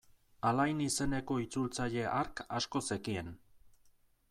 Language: Basque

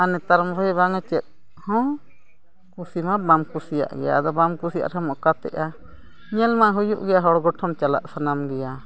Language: Santali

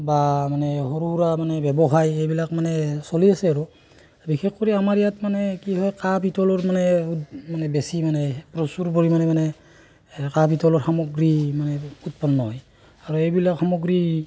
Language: Assamese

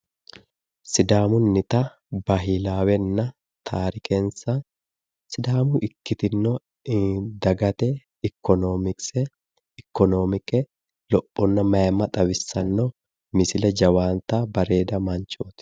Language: Sidamo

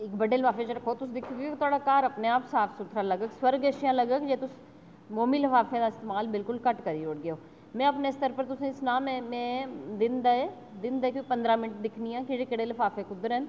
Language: Dogri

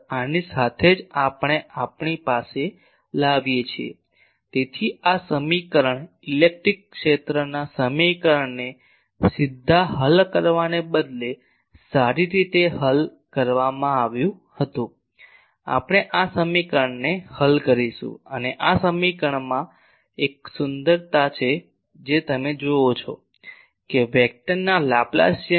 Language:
Gujarati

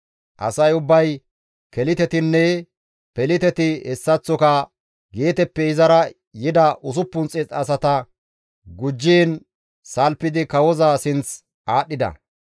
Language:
Gamo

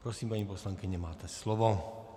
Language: Czech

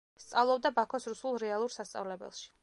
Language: Georgian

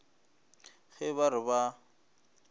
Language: Northern Sotho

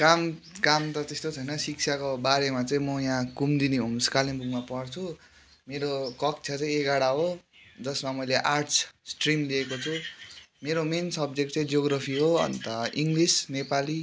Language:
Nepali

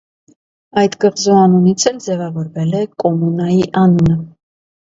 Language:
Armenian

